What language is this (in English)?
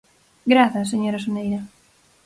Galician